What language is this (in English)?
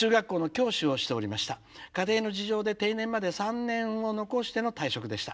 Japanese